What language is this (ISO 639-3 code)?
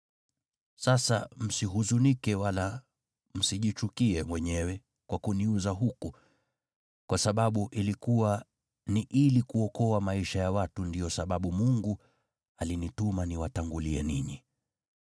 swa